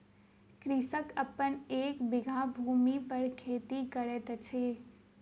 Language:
Maithili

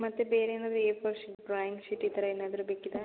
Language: Kannada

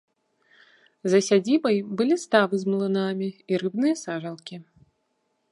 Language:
Belarusian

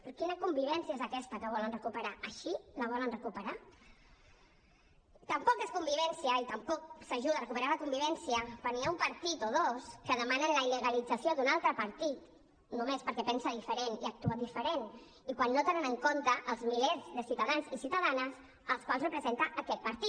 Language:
Catalan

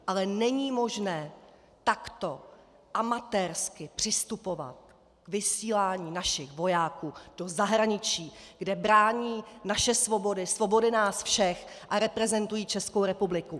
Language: Czech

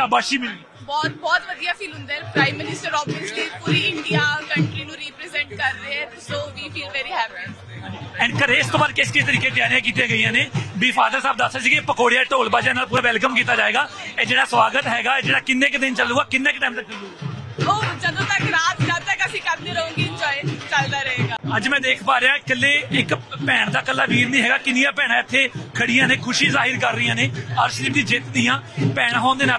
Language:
Punjabi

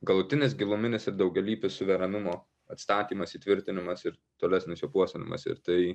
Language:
Lithuanian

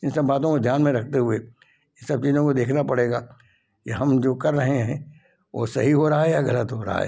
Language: Hindi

